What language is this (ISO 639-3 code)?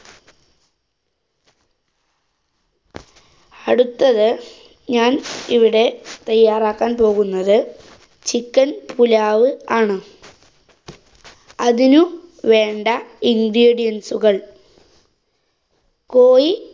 mal